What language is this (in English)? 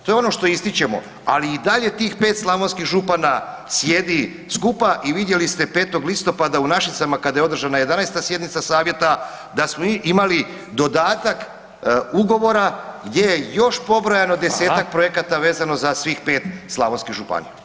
Croatian